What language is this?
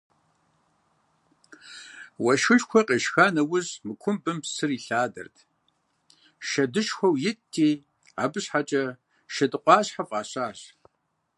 Kabardian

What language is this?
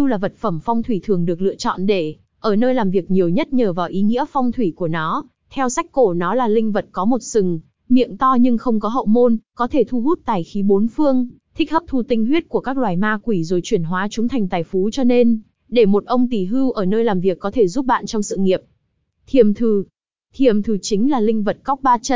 Vietnamese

